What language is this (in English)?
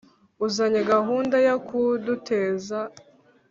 Kinyarwanda